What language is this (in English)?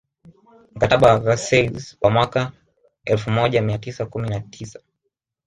Swahili